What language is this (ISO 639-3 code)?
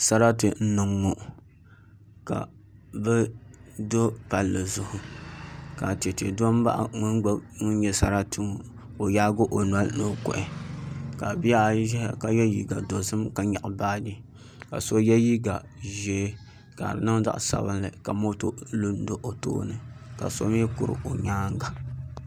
dag